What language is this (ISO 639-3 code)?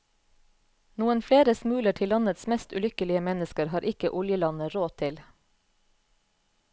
nor